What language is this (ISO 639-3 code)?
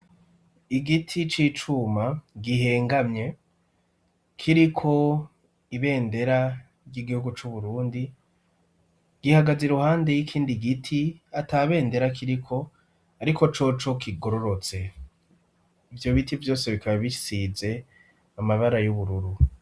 run